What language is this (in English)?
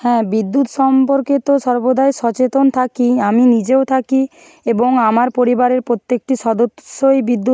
Bangla